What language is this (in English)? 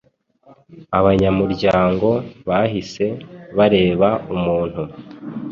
Kinyarwanda